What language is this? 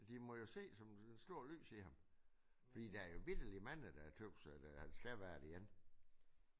Danish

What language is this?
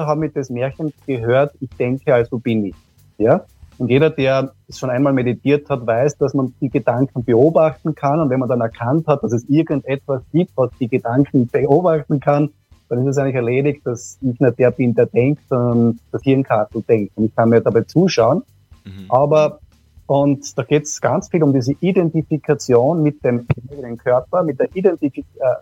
German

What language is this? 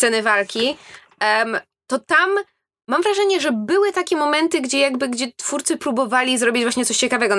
Polish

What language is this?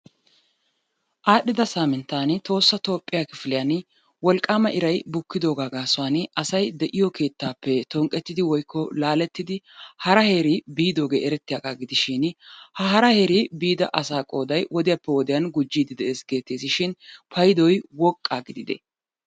Wolaytta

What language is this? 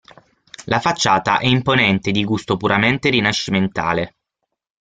Italian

